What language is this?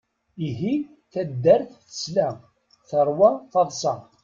Kabyle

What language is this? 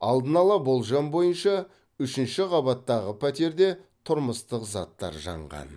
Kazakh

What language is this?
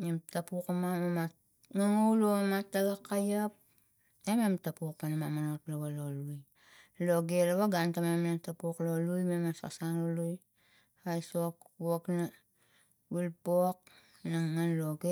Tigak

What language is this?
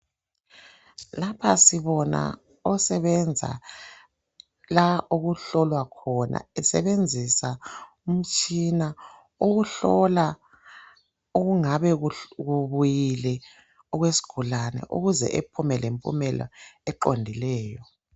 North Ndebele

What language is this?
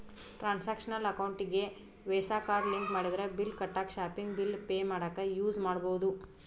Kannada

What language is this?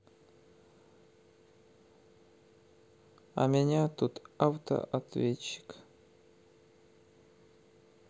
Russian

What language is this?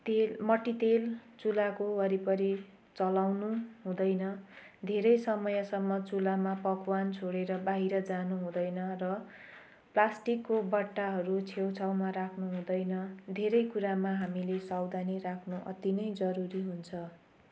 Nepali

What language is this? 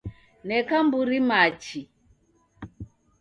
Taita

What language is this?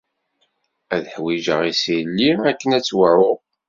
Kabyle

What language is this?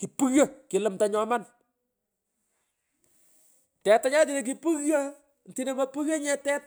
Pökoot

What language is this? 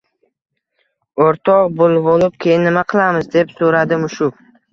Uzbek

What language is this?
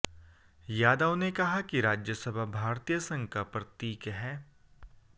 Hindi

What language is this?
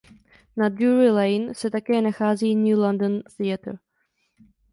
Czech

